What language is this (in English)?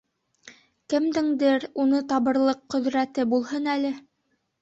Bashkir